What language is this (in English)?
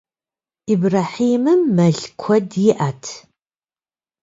Kabardian